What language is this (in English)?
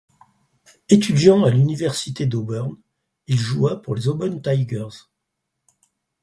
French